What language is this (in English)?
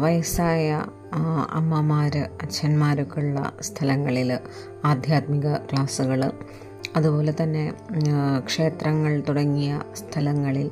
Malayalam